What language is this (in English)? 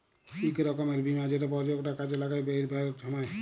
Bangla